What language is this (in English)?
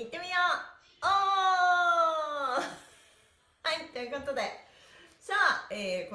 Japanese